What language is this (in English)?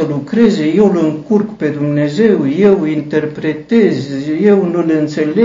Romanian